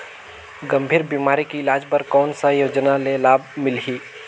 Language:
Chhattisgarhi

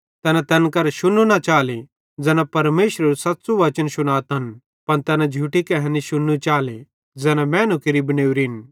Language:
Bhadrawahi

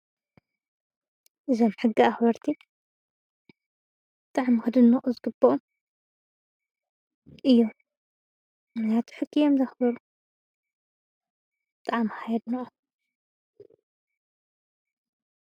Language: Tigrinya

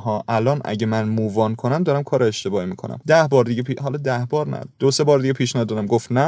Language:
Persian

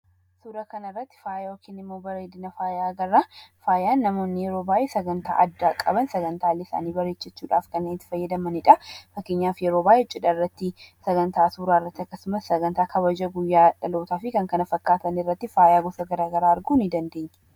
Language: Oromo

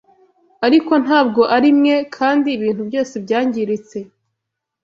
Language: Kinyarwanda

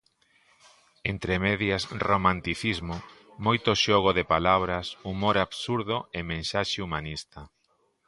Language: Galician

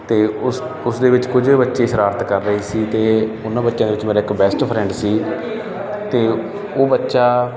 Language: Punjabi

